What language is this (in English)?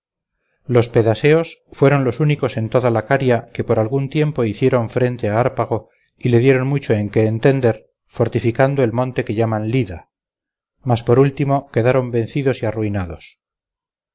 Spanish